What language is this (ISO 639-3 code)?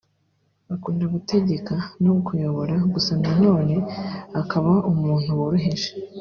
kin